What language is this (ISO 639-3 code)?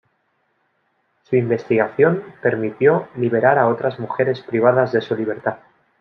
spa